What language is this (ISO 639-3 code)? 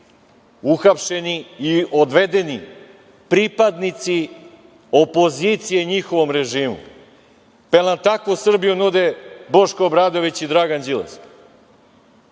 srp